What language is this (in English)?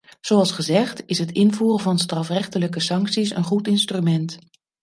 Dutch